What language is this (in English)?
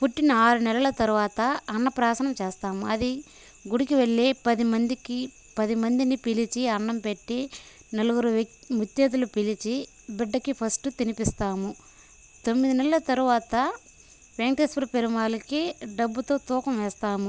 Telugu